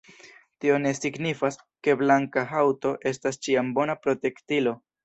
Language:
Esperanto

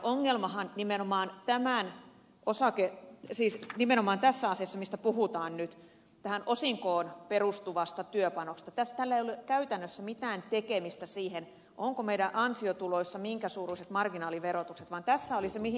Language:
Finnish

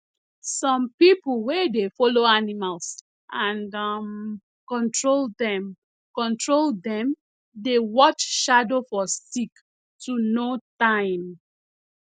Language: Nigerian Pidgin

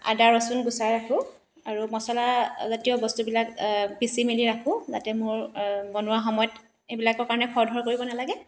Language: Assamese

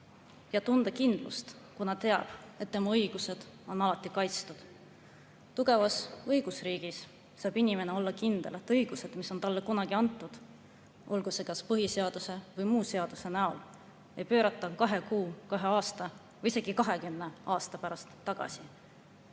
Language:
Estonian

